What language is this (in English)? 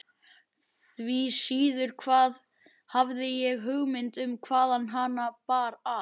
Icelandic